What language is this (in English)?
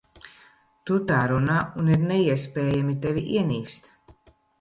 Latvian